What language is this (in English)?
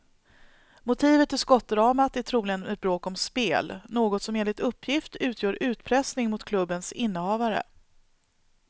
Swedish